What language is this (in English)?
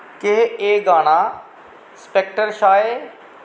Dogri